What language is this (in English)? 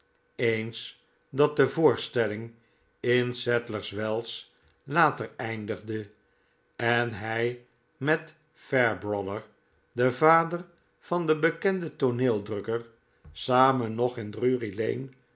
Dutch